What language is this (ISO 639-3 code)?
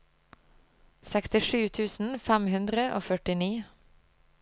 nor